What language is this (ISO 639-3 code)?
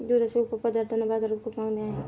mar